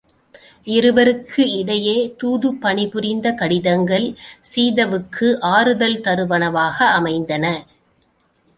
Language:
Tamil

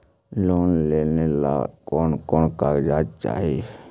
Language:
Magahi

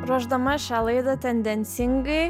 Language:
Lithuanian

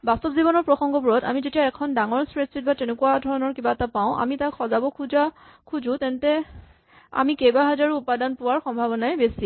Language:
Assamese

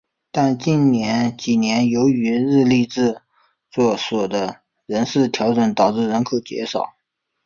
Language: Chinese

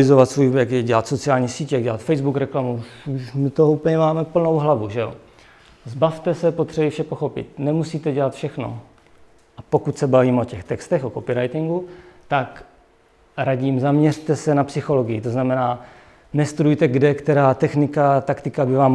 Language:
Czech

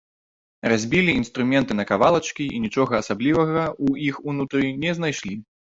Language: Belarusian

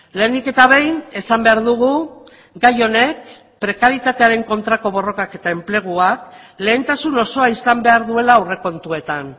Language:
Basque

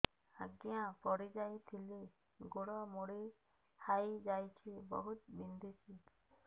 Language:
Odia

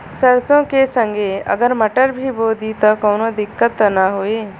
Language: Bhojpuri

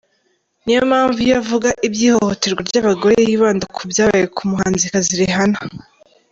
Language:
Kinyarwanda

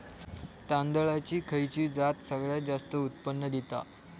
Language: Marathi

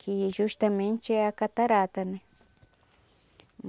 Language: Portuguese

